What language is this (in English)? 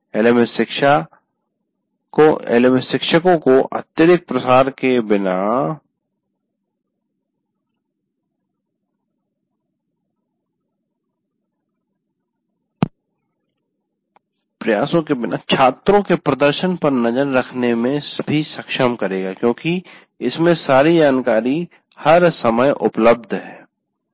Hindi